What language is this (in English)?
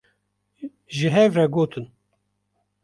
Kurdish